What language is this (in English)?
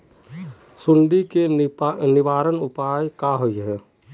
Magahi